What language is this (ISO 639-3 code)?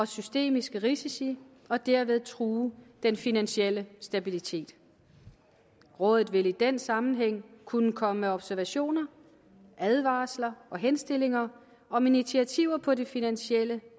dan